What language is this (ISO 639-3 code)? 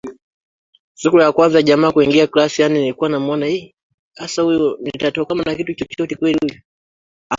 swa